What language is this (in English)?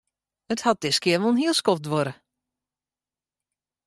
Western Frisian